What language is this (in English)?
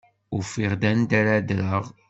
Kabyle